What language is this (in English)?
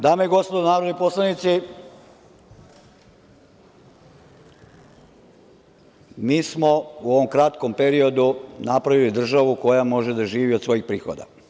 Serbian